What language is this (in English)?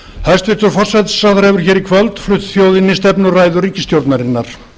Icelandic